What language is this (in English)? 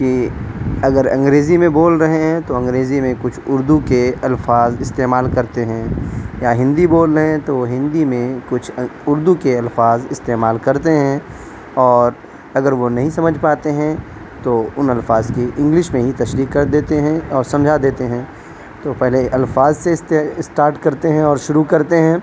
Urdu